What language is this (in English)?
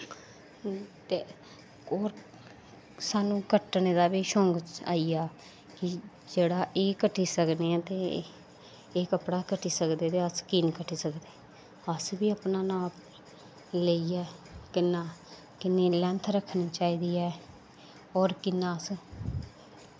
Dogri